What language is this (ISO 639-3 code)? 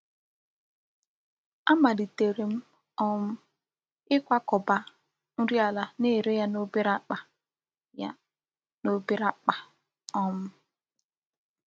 ibo